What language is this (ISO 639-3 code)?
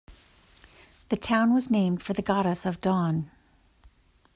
eng